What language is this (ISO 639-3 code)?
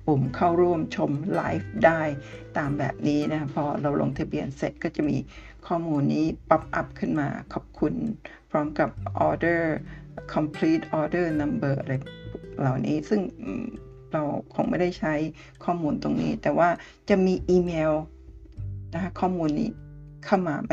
tha